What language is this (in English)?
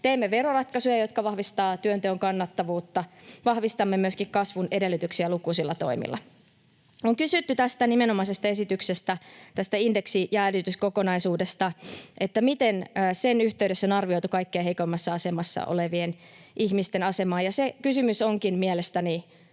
Finnish